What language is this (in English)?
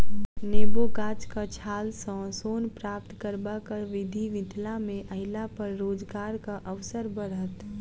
Maithili